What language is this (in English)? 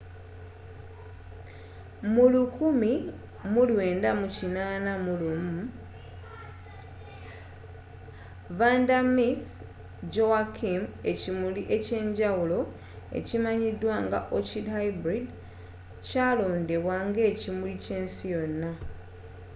Ganda